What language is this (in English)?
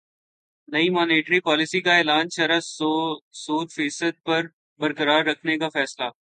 Urdu